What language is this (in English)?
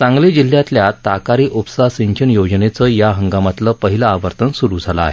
Marathi